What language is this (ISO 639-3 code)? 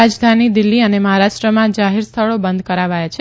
guj